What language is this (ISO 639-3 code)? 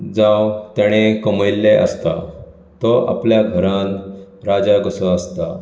kok